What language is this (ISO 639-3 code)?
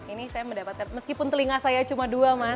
ind